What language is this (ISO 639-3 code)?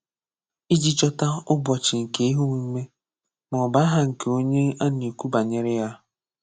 ibo